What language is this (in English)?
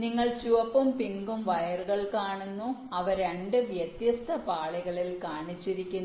Malayalam